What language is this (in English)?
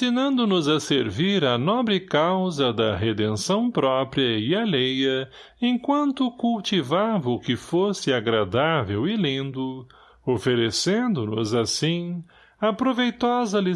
Portuguese